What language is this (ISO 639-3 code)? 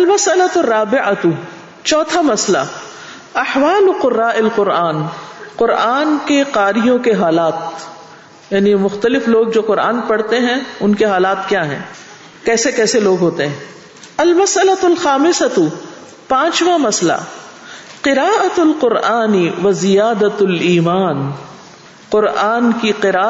urd